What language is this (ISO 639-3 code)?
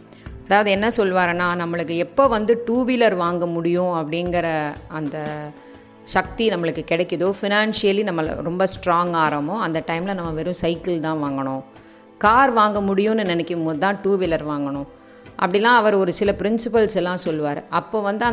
tam